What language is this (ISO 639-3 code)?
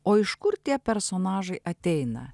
lit